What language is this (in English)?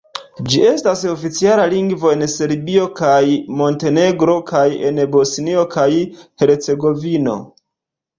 Esperanto